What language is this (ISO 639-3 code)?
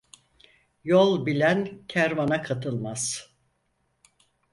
tur